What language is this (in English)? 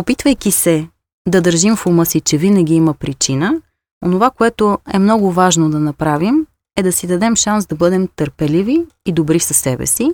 Bulgarian